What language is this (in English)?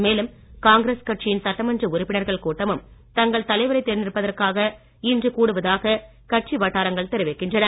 Tamil